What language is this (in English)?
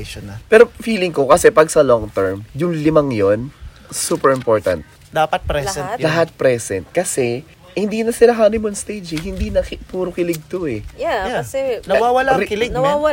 Filipino